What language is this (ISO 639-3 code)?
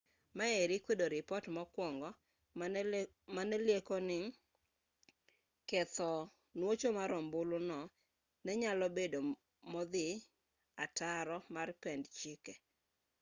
luo